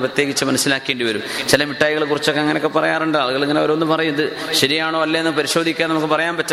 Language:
Malayalam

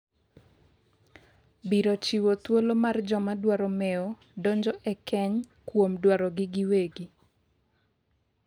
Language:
Luo (Kenya and Tanzania)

